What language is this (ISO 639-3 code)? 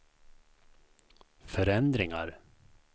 swe